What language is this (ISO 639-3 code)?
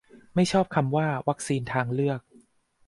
tha